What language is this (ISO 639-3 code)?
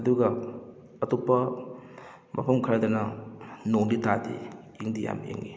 mni